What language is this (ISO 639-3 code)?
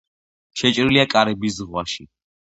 kat